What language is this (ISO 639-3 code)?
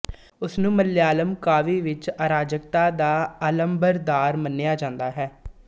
pan